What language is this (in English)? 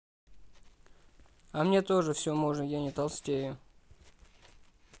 Russian